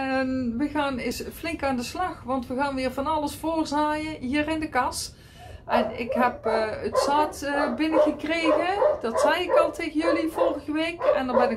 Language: Dutch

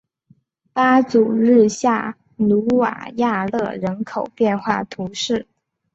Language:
Chinese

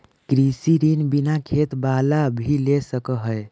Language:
Magahi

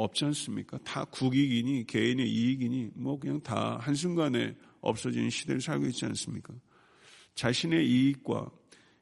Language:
Korean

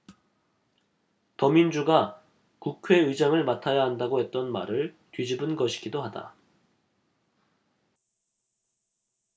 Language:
Korean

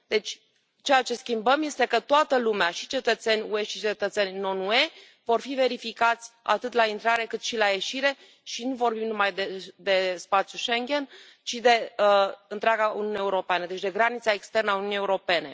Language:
Romanian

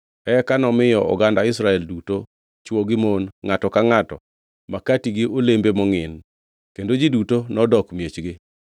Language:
Luo (Kenya and Tanzania)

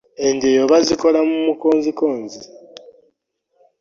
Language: Ganda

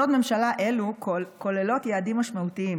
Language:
Hebrew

